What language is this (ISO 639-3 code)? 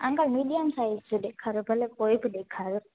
snd